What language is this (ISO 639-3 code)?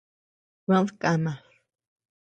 cux